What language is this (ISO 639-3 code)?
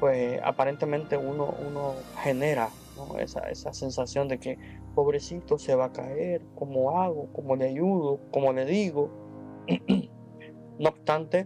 spa